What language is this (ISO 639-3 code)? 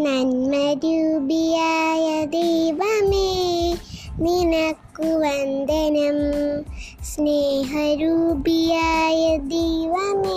mal